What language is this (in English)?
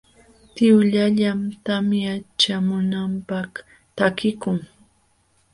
Jauja Wanca Quechua